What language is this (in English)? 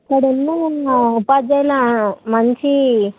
Telugu